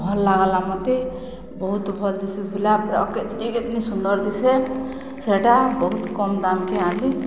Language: Odia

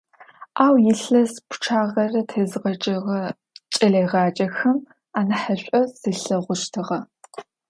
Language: Adyghe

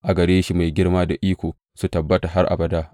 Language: Hausa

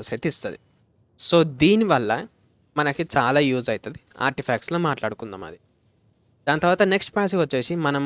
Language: Telugu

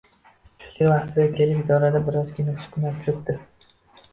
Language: Uzbek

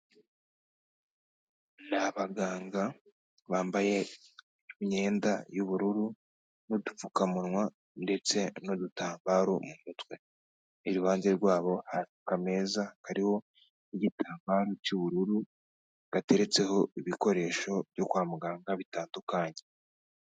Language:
Kinyarwanda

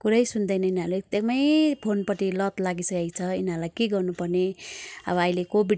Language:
Nepali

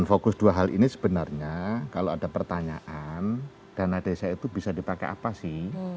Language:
Indonesian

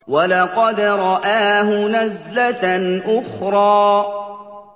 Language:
Arabic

